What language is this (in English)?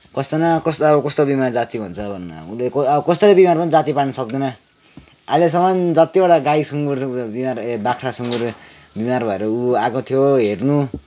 Nepali